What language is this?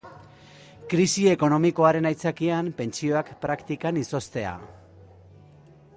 Basque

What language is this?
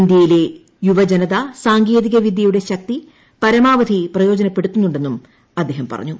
Malayalam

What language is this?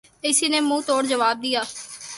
Urdu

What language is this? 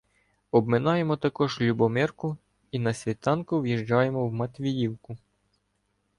Ukrainian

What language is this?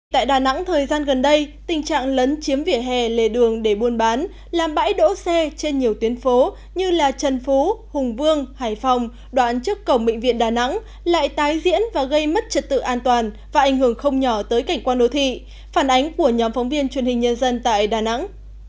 Vietnamese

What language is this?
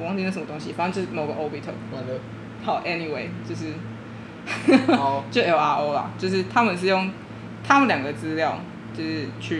Chinese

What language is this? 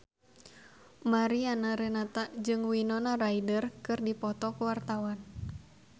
Sundanese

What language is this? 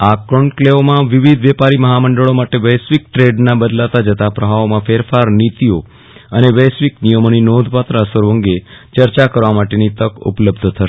Gujarati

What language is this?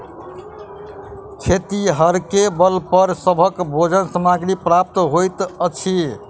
Maithili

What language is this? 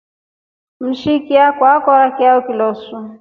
Rombo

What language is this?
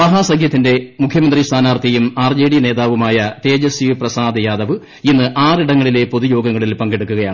Malayalam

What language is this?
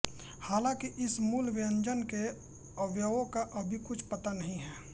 Hindi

